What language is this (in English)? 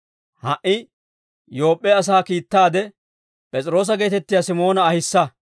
Dawro